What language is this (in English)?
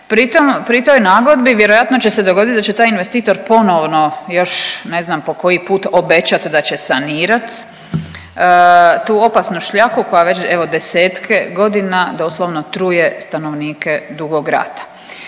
Croatian